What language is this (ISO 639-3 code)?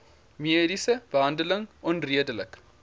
afr